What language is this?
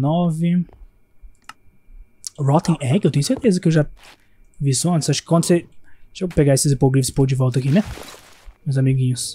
Portuguese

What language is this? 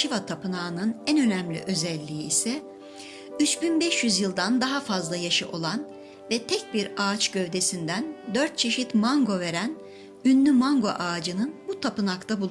Turkish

